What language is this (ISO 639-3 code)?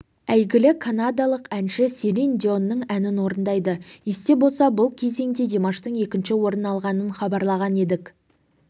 kaz